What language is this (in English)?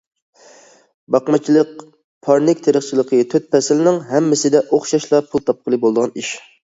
Uyghur